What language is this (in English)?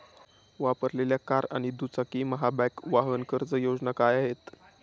Marathi